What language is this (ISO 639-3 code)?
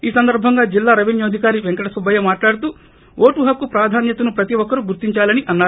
tel